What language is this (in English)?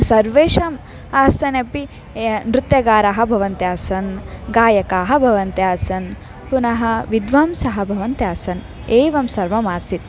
Sanskrit